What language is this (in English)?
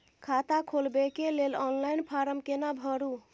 Maithili